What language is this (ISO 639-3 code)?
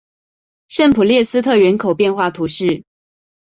zho